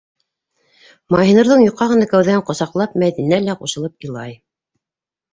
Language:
Bashkir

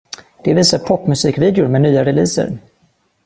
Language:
Swedish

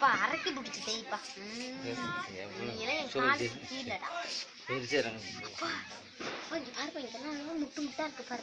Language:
Spanish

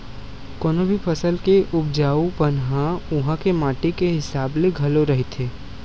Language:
Chhattisgarhi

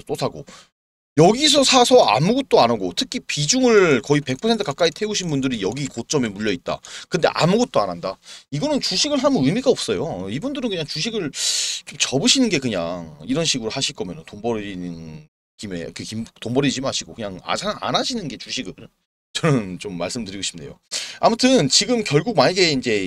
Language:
Korean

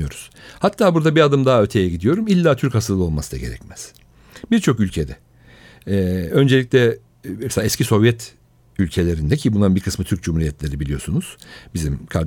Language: Turkish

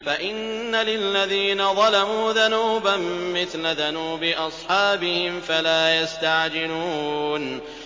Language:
Arabic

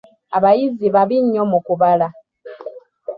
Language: Ganda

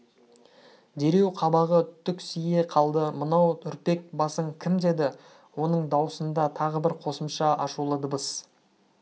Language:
Kazakh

